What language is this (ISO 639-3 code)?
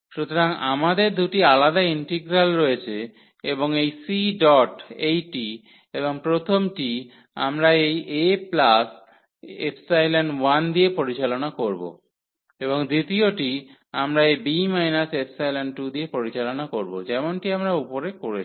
ben